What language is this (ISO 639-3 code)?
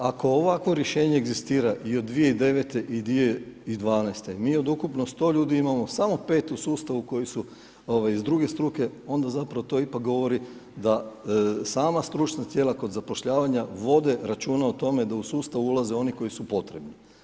hrv